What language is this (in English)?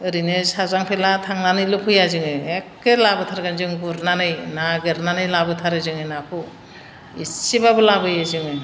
Bodo